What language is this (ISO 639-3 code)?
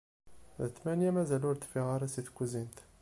kab